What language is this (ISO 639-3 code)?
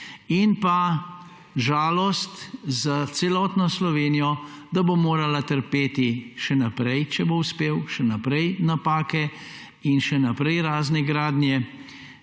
slv